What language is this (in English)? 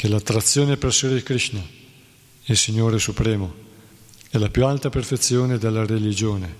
Italian